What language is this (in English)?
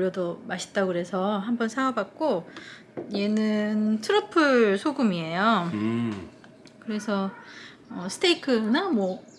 Korean